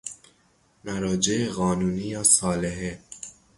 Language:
Persian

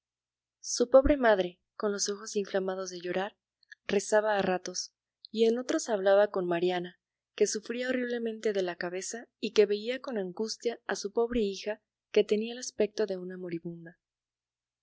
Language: Spanish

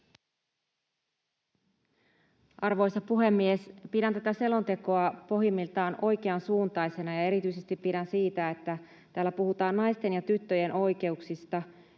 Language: Finnish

